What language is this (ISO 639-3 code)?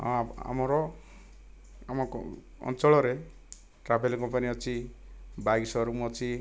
ori